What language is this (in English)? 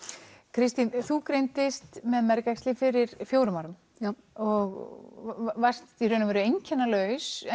Icelandic